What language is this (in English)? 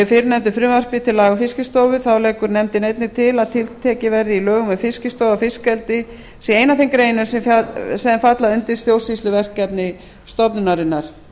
Icelandic